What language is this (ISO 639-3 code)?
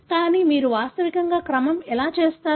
tel